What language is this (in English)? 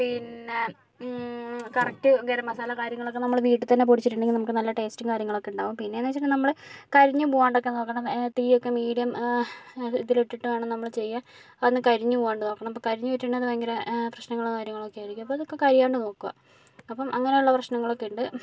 Malayalam